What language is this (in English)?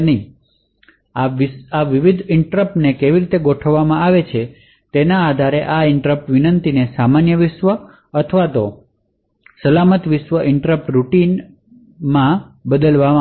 Gujarati